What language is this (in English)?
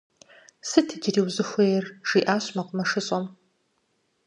Kabardian